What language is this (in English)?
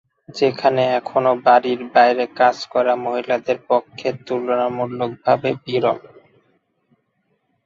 Bangla